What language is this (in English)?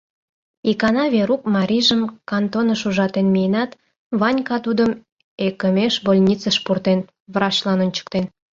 Mari